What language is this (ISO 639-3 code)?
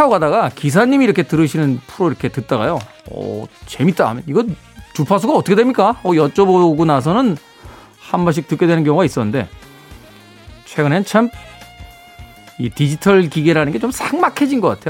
kor